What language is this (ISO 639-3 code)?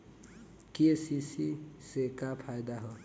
bho